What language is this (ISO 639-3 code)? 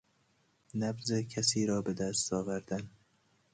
fas